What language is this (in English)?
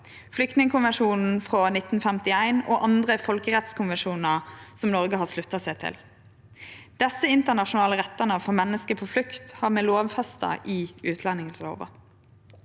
Norwegian